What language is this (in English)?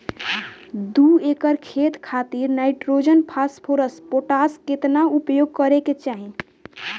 Bhojpuri